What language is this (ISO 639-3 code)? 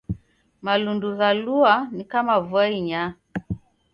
dav